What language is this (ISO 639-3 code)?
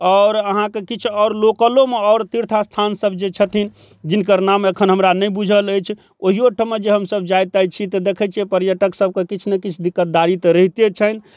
mai